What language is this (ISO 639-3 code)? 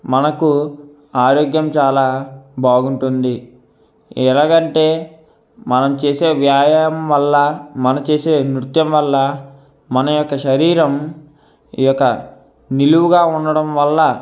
tel